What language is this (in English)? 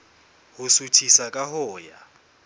Southern Sotho